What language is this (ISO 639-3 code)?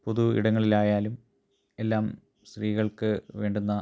mal